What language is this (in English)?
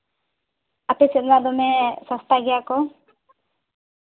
Santali